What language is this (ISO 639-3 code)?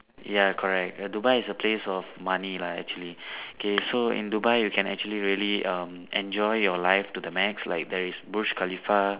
eng